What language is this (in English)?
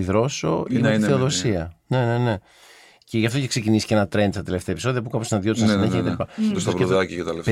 Greek